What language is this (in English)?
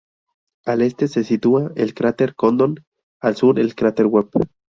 Spanish